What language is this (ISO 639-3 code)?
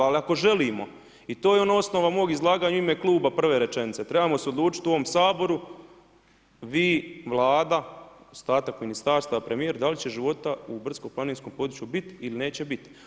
hrv